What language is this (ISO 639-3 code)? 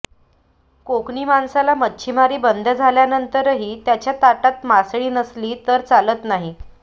mar